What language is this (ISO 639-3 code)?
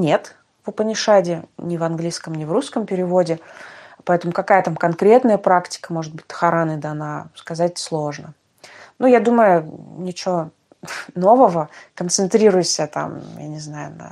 rus